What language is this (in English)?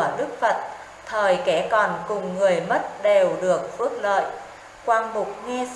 Vietnamese